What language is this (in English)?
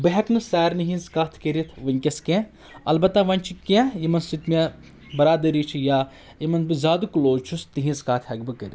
Kashmiri